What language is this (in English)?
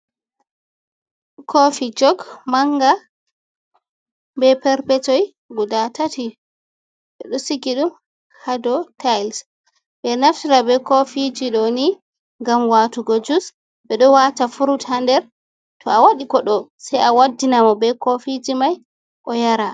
Fula